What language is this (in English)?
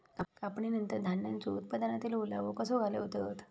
Marathi